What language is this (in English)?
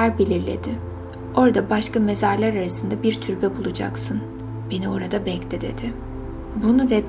Turkish